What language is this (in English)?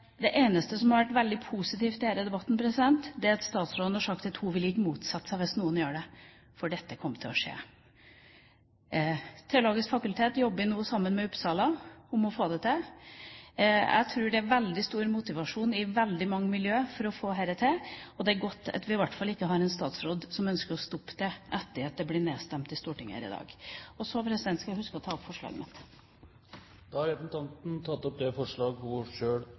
Norwegian